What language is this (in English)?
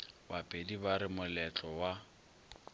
Northern Sotho